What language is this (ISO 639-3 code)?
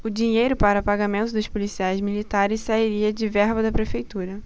por